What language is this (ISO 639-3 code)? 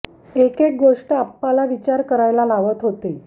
mar